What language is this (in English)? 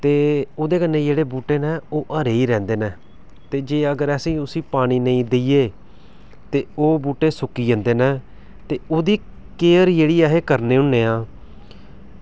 Dogri